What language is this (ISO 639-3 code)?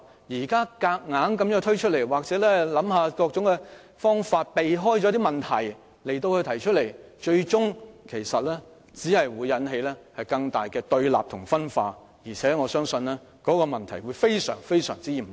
yue